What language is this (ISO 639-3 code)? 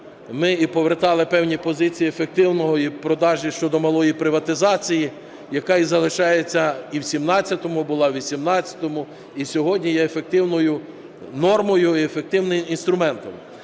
ukr